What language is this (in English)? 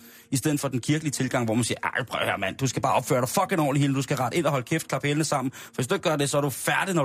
Danish